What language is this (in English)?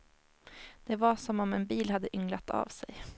Swedish